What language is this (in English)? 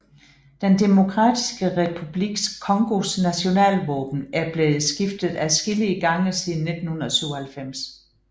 Danish